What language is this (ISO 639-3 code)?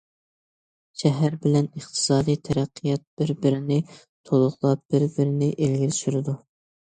uig